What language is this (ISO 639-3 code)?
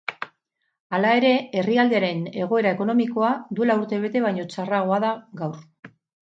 eus